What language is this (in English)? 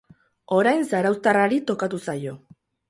Basque